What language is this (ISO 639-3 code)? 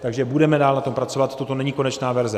ces